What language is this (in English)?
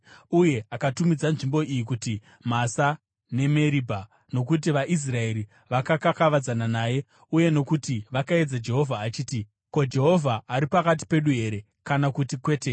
Shona